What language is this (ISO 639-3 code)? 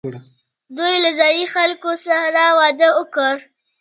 pus